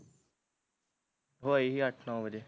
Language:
Punjabi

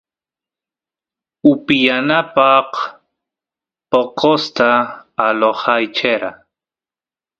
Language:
Santiago del Estero Quichua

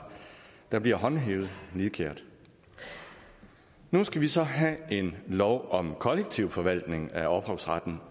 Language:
Danish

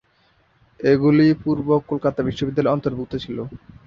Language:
Bangla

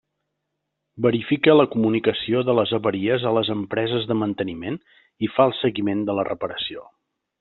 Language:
Catalan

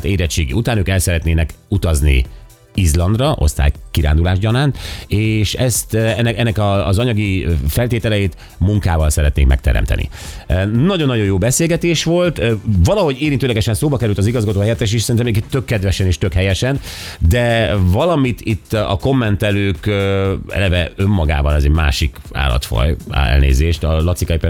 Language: Hungarian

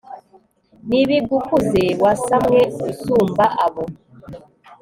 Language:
Kinyarwanda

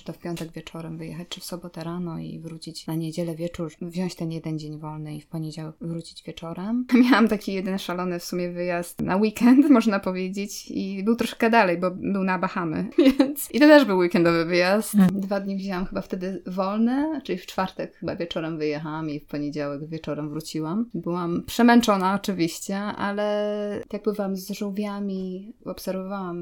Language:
Polish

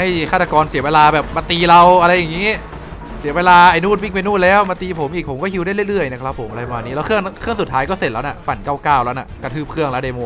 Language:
Thai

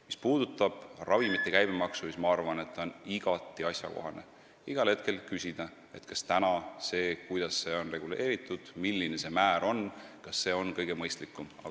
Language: Estonian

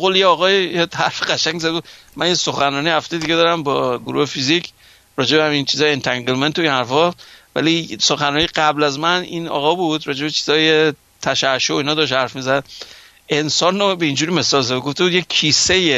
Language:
Persian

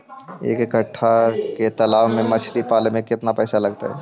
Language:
Magahi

